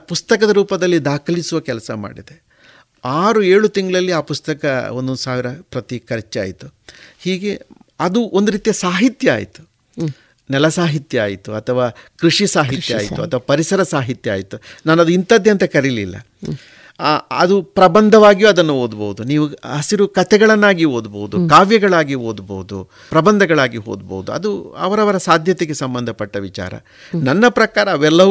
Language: Kannada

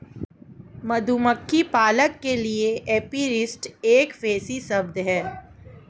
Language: Hindi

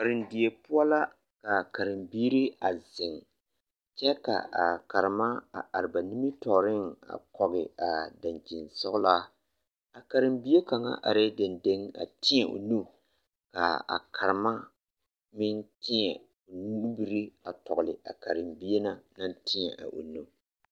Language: Southern Dagaare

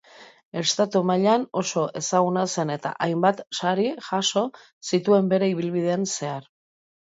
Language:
Basque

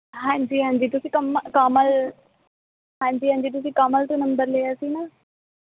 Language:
Punjabi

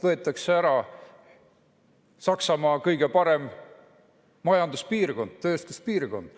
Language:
Estonian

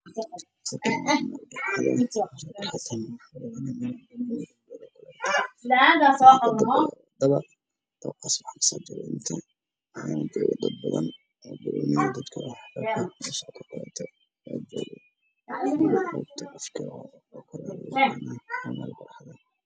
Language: Somali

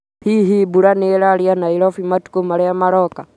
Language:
Kikuyu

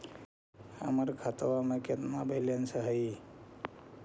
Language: Magahi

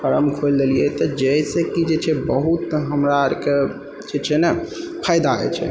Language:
Maithili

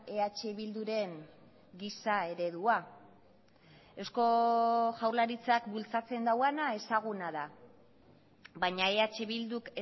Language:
Basque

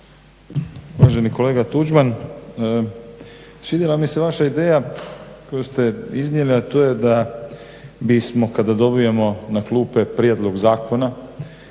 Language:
Croatian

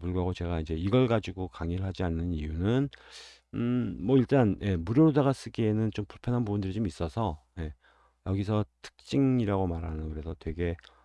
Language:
Korean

